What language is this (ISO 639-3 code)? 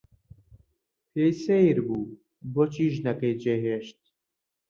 ckb